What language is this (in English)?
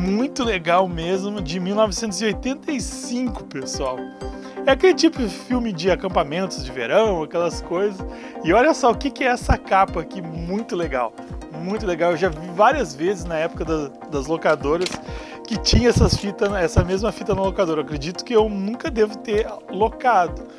Portuguese